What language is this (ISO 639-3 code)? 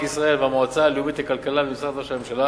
heb